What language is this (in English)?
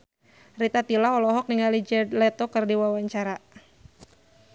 Sundanese